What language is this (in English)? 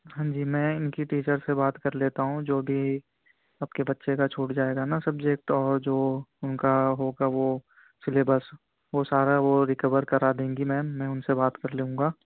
Urdu